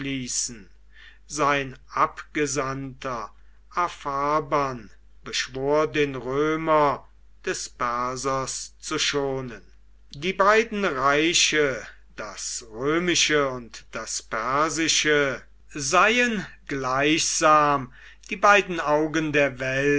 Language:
German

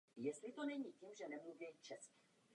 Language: Czech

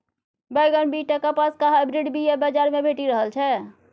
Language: Maithili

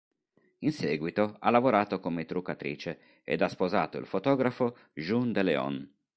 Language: Italian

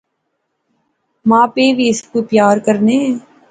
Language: Pahari-Potwari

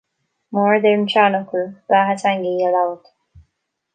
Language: Irish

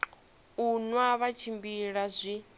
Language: Venda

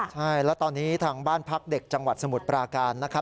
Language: Thai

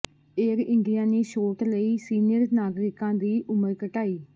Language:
Punjabi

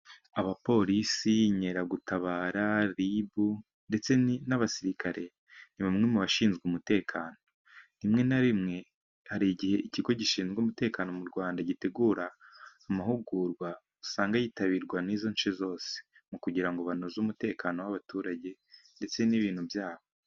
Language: Kinyarwanda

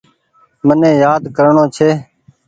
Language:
Goaria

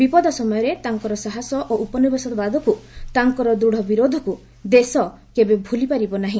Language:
Odia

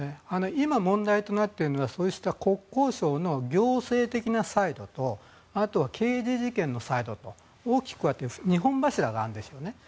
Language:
Japanese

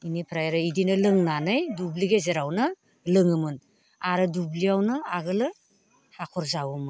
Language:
Bodo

